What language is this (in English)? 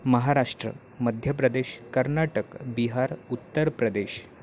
Marathi